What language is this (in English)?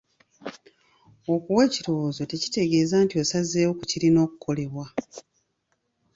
Ganda